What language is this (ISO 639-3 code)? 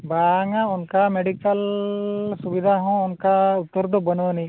sat